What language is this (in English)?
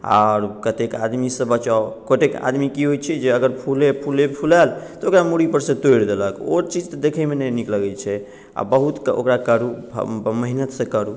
Maithili